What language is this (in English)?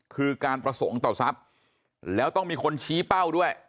Thai